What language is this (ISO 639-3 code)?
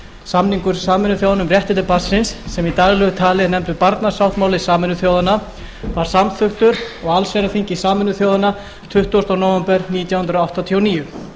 isl